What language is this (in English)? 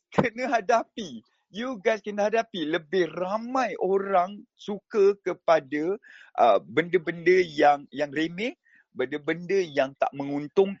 Malay